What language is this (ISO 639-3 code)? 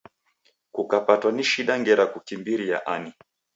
dav